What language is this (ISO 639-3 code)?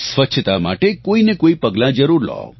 guj